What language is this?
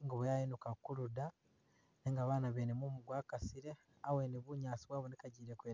Masaaba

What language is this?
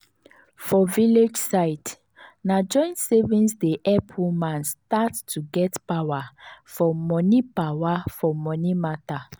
Nigerian Pidgin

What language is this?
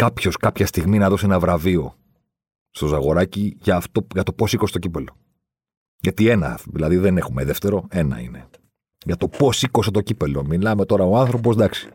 Greek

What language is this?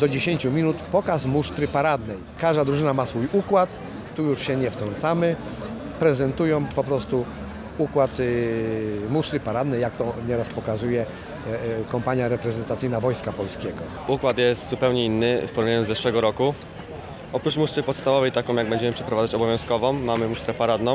Polish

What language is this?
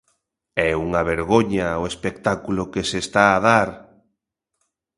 Galician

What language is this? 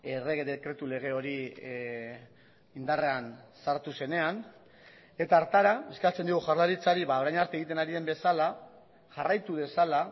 Basque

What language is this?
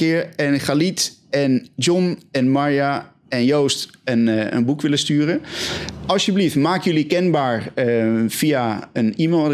Dutch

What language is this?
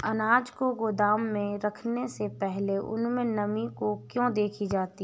Hindi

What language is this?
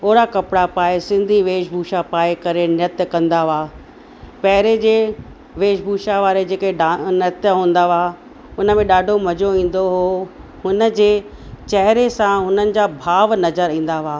Sindhi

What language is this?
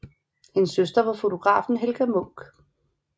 Danish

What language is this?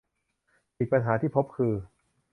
Thai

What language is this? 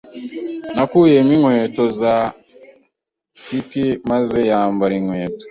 Kinyarwanda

